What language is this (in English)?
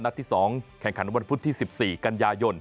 Thai